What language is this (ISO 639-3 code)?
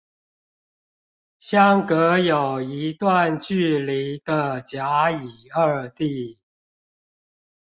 zho